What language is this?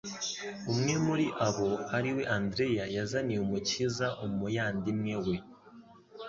Kinyarwanda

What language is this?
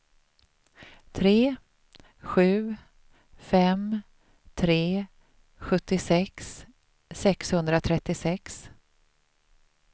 Swedish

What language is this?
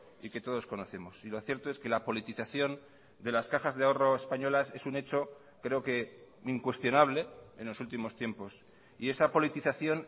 Spanish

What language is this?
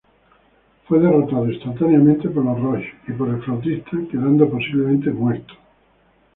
Spanish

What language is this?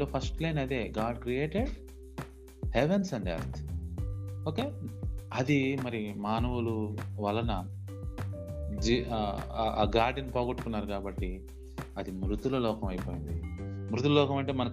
Telugu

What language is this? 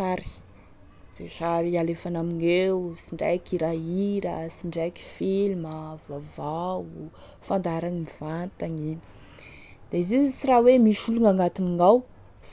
Tesaka Malagasy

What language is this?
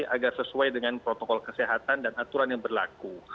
Indonesian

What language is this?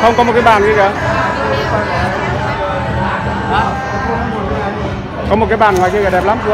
Vietnamese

